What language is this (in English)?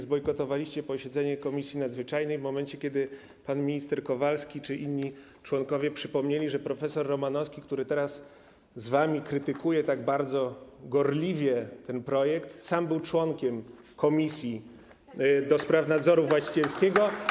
Polish